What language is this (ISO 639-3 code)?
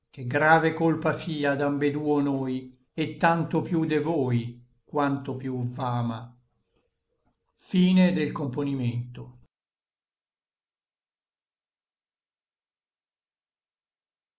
ita